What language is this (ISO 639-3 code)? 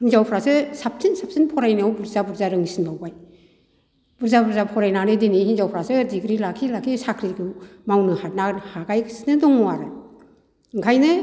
brx